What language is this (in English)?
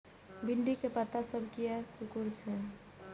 Maithili